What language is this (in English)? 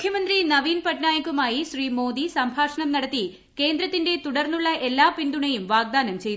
Malayalam